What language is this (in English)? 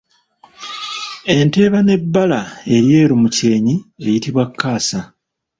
Ganda